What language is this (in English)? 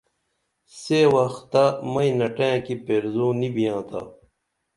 Dameli